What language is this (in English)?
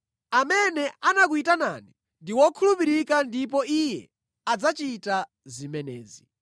Nyanja